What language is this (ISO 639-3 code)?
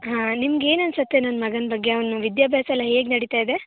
kan